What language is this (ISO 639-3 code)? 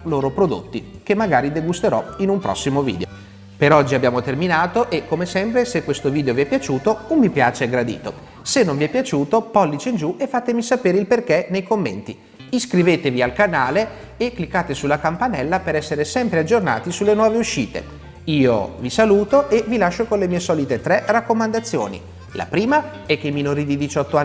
ita